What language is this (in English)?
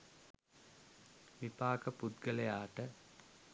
Sinhala